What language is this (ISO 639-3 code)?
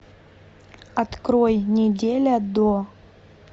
rus